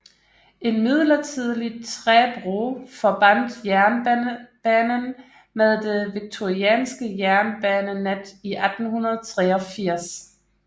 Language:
Danish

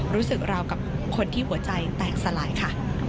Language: Thai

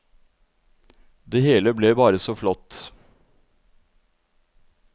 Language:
Norwegian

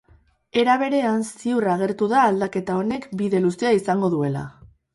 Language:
Basque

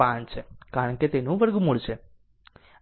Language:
Gujarati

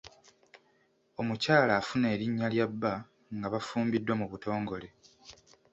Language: Ganda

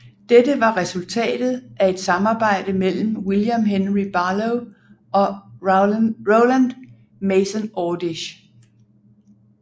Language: Danish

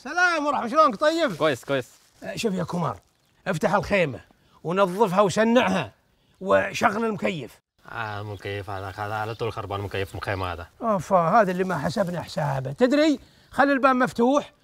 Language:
Arabic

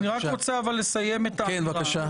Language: Hebrew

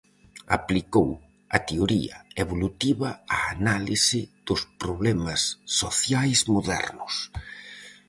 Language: Galician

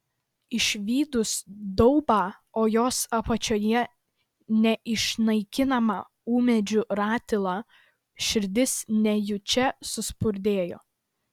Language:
Lithuanian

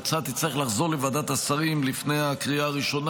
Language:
Hebrew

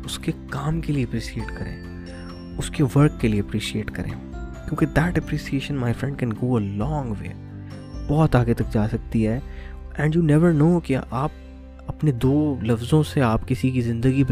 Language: Urdu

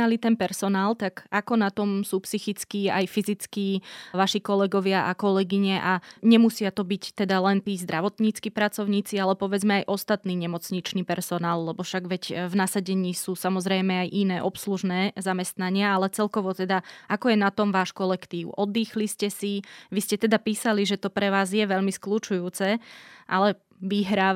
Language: Slovak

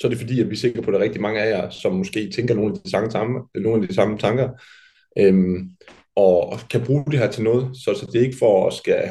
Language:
Danish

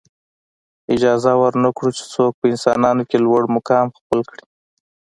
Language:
Pashto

